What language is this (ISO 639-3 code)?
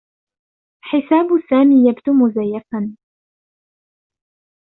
ara